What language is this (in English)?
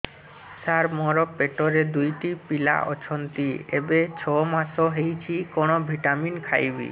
Odia